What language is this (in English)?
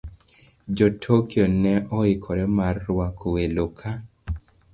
Luo (Kenya and Tanzania)